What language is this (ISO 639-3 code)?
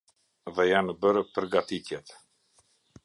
sqi